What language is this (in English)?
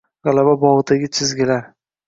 Uzbek